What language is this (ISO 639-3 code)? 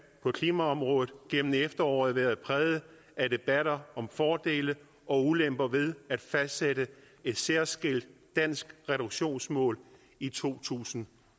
dan